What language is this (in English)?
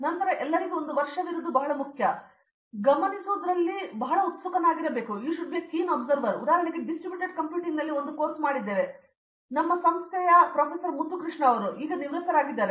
Kannada